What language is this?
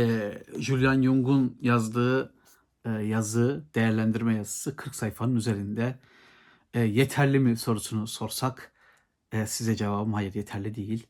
Turkish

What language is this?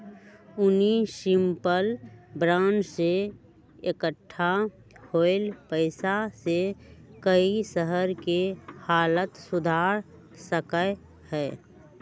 Magahi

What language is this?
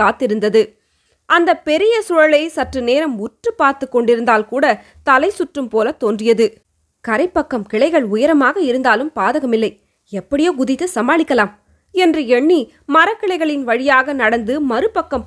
Tamil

